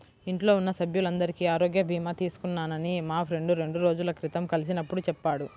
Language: Telugu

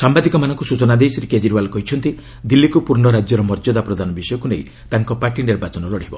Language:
Odia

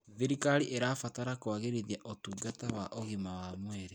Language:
Kikuyu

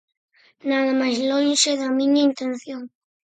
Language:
Galician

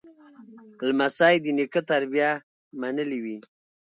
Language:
Pashto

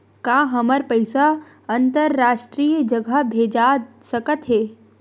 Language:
Chhattisgarhi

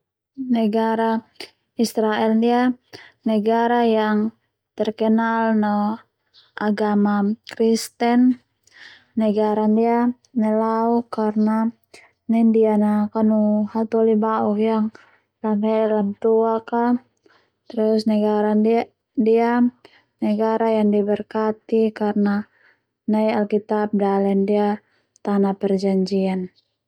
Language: Termanu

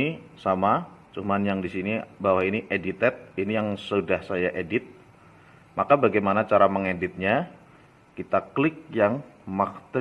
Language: Indonesian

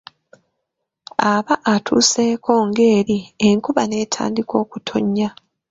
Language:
Ganda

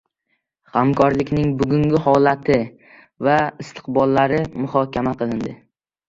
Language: Uzbek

